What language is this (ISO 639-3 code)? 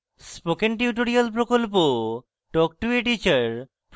ben